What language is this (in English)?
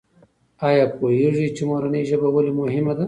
Pashto